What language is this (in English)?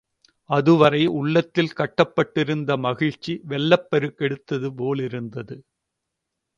Tamil